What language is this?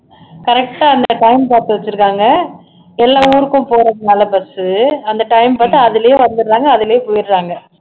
Tamil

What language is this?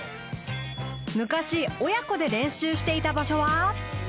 Japanese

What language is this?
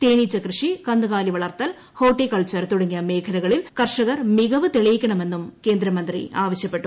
Malayalam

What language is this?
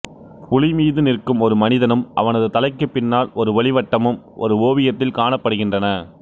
Tamil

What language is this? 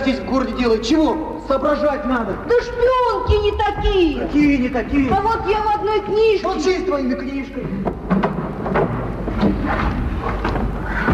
Russian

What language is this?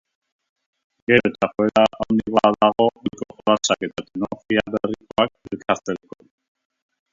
Basque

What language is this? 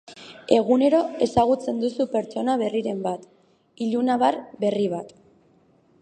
Basque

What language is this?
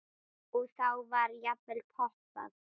Icelandic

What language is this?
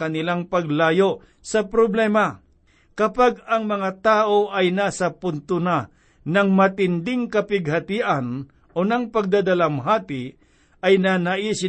Filipino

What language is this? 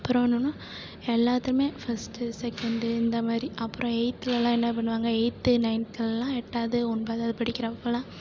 Tamil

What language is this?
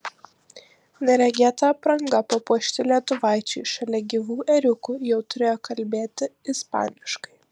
Lithuanian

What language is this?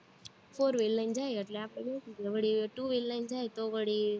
Gujarati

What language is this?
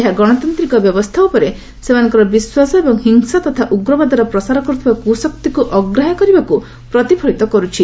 Odia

